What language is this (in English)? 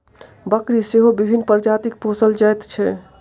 Maithili